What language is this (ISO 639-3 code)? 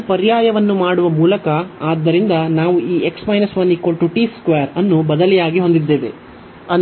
kan